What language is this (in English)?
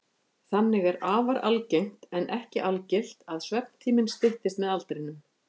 Icelandic